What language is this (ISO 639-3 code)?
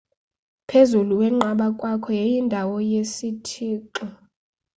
xho